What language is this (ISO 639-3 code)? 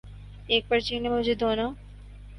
urd